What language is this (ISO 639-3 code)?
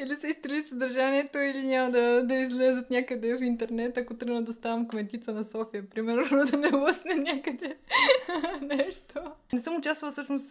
bul